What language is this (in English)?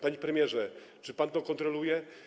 Polish